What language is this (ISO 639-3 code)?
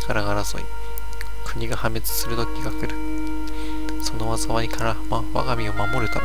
jpn